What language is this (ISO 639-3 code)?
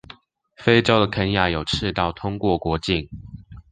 zho